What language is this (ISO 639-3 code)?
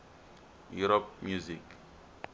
tso